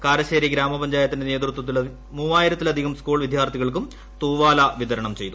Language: Malayalam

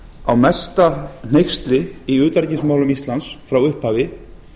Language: Icelandic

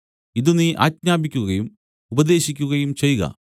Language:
Malayalam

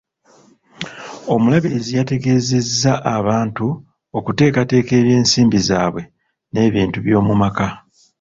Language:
Ganda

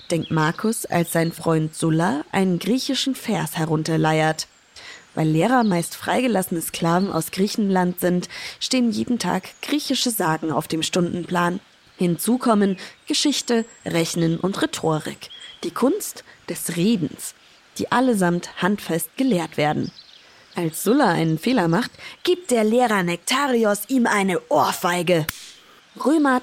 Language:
German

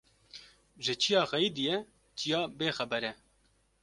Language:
Kurdish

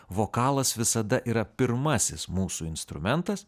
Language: Lithuanian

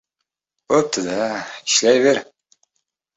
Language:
Uzbek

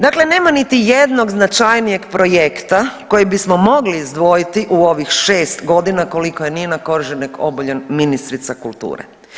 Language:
Croatian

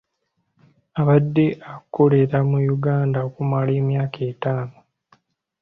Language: Ganda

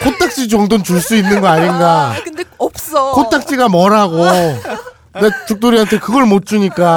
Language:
Korean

